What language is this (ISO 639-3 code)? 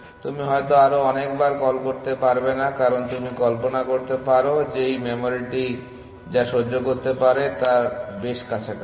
ben